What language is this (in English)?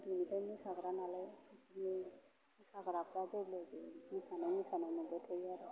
Bodo